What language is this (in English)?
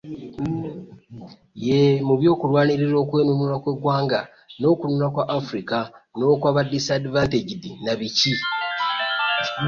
Ganda